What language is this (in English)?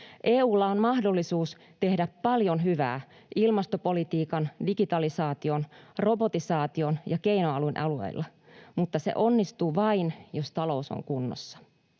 Finnish